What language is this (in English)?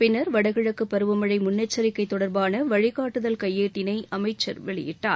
Tamil